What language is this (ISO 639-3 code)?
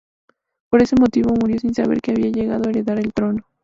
spa